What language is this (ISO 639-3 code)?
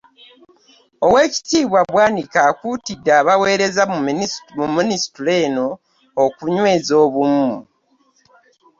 lug